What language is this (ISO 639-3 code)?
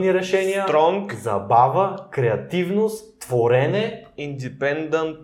bul